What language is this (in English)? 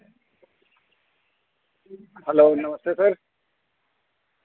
Dogri